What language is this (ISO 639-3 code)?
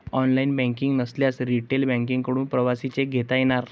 mar